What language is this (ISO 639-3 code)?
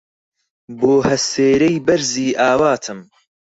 ckb